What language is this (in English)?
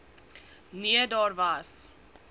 Afrikaans